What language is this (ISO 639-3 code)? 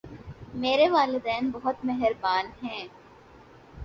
urd